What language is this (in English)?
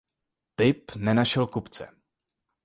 Czech